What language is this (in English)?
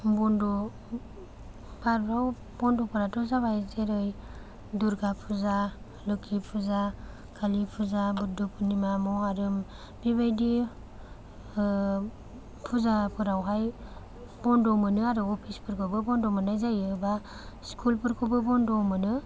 Bodo